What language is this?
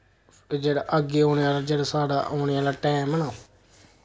Dogri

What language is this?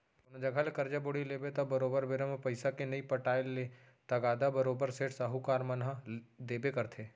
Chhattisgarhi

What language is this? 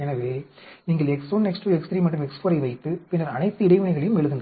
Tamil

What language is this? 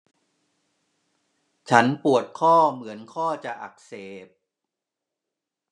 Thai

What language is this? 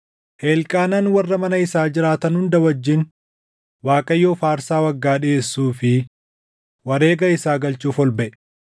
Oromo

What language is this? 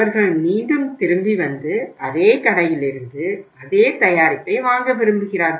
Tamil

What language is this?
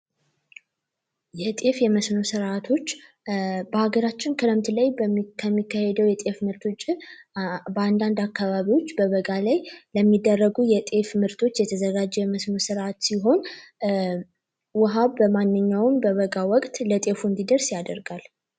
Amharic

